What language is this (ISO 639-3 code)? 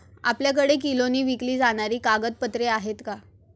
mar